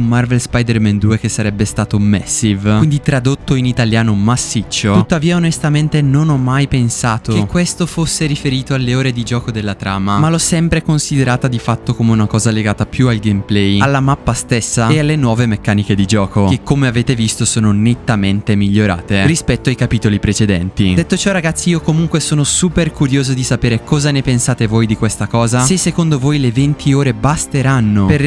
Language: Italian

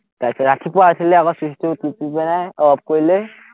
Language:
Assamese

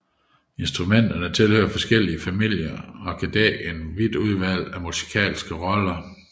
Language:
Danish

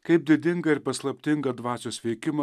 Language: Lithuanian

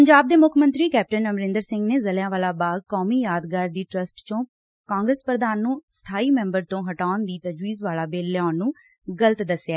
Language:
Punjabi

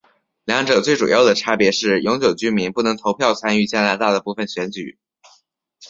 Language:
Chinese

